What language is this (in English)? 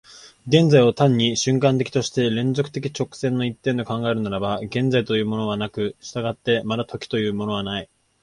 Japanese